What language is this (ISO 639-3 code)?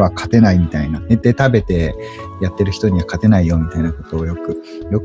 jpn